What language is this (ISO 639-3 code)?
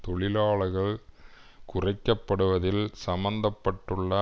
tam